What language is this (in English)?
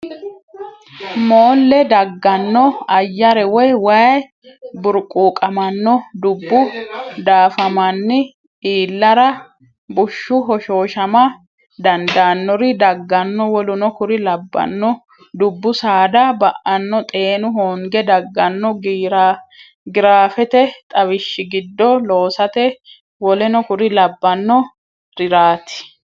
Sidamo